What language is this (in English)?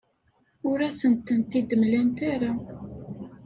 Kabyle